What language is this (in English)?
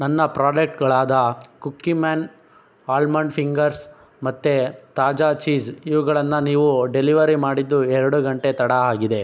Kannada